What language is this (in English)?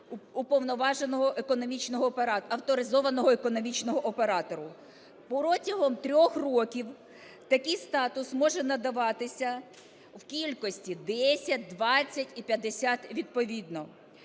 Ukrainian